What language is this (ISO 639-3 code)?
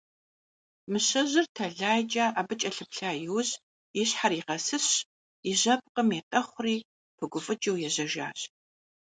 kbd